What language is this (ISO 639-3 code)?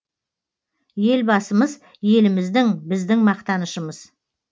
kaz